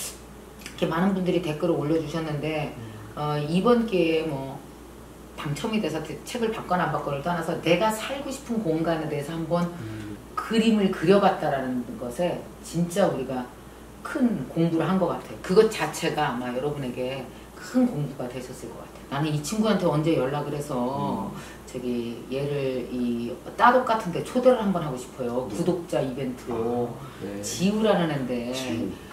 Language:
Korean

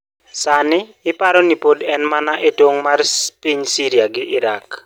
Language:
Luo (Kenya and Tanzania)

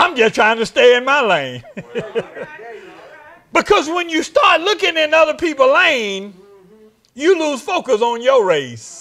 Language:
English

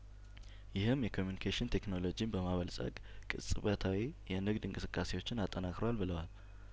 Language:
Amharic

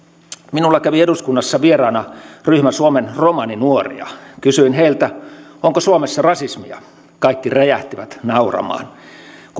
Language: Finnish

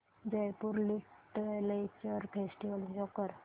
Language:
Marathi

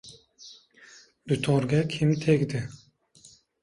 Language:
Uzbek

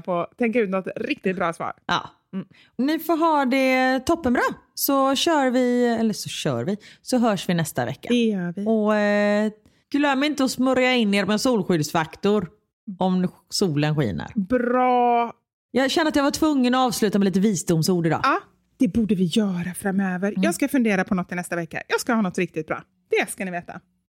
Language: Swedish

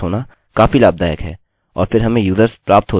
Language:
Hindi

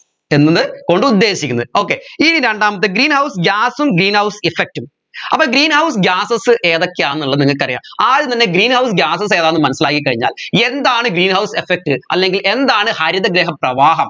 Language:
Malayalam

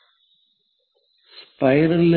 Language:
Malayalam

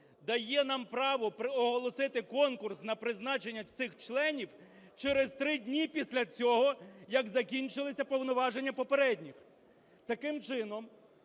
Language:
Ukrainian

